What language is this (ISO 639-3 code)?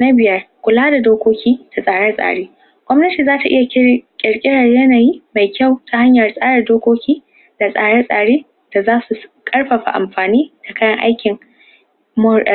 hau